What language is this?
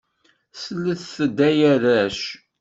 Kabyle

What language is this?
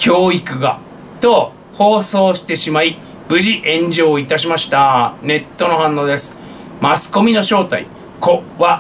Japanese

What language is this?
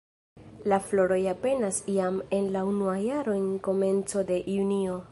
Esperanto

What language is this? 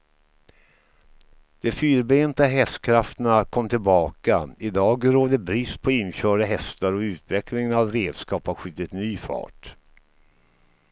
Swedish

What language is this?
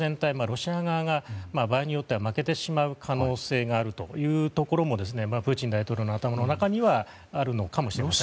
Japanese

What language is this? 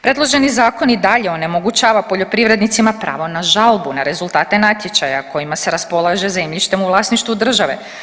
Croatian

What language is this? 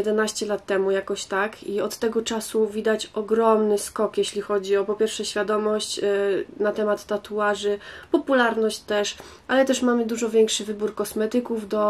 Polish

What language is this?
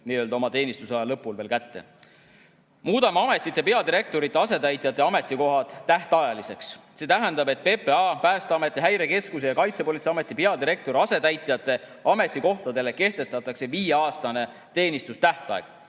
Estonian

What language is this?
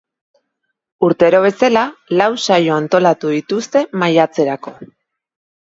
Basque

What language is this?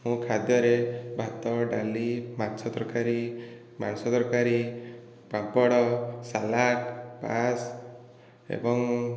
Odia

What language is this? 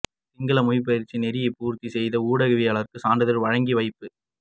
Tamil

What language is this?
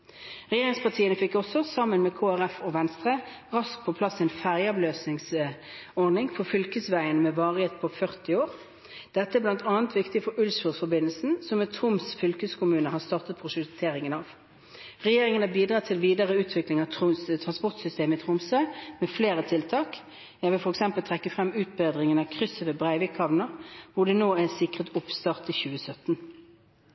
Norwegian Bokmål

